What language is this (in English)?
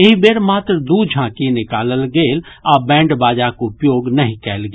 Maithili